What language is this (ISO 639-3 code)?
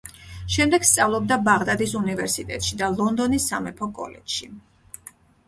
kat